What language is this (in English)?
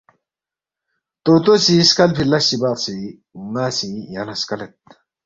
Balti